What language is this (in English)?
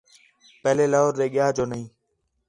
Khetrani